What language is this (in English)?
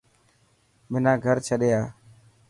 Dhatki